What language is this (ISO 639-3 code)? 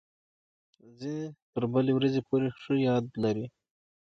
pus